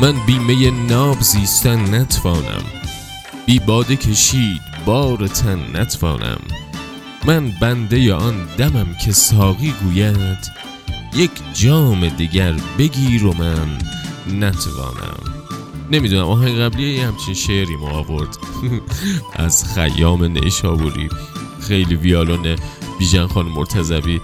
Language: Persian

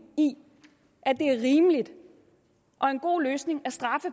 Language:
Danish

